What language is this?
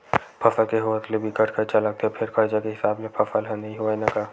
Chhattisgarhi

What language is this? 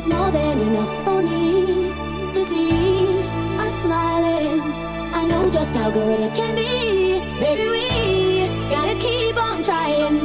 English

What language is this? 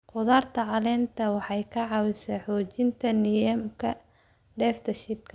Somali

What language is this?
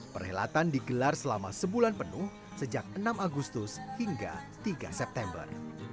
Indonesian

